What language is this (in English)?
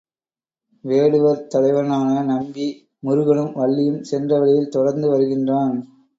Tamil